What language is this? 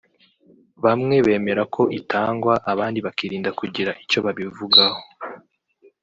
Kinyarwanda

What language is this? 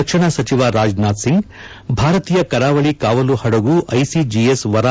Kannada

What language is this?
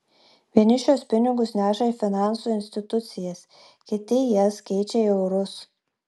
Lithuanian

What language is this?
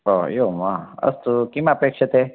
Sanskrit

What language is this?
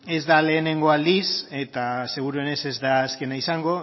Basque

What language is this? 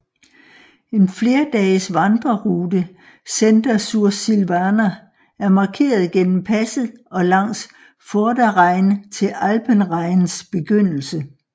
Danish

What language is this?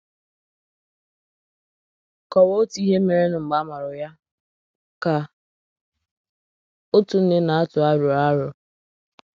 Igbo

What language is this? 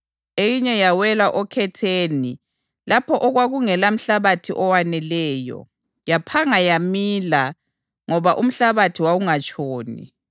North Ndebele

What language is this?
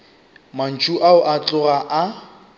Northern Sotho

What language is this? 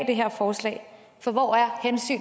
Danish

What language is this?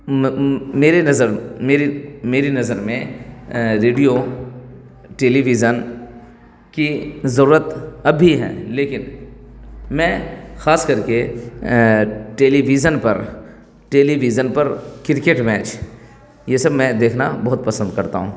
Urdu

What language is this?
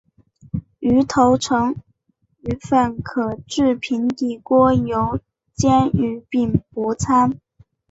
Chinese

